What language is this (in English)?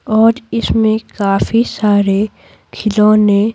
Hindi